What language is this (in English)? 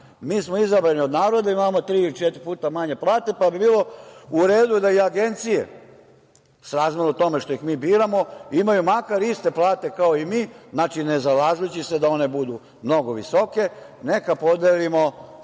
Serbian